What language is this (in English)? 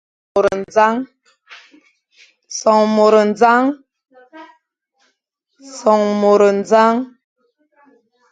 Fang